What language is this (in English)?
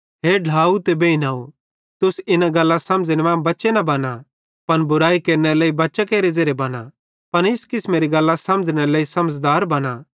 Bhadrawahi